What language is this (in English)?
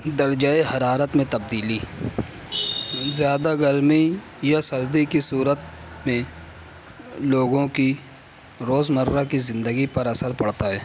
Urdu